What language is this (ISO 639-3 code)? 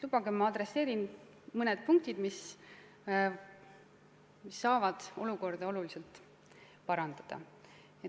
est